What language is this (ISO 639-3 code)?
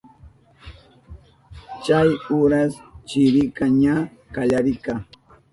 qup